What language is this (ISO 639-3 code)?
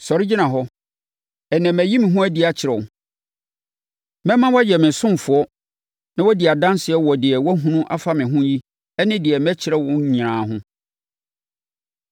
aka